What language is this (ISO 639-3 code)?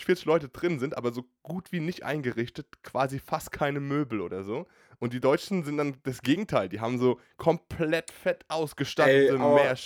deu